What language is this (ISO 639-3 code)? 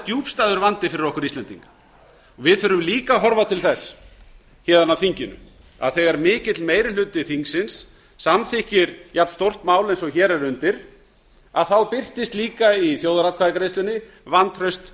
isl